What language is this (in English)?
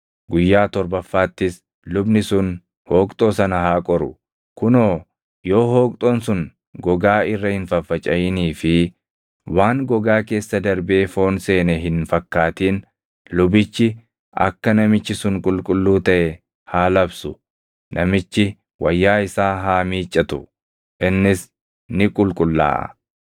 Oromo